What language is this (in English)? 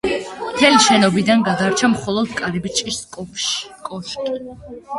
Georgian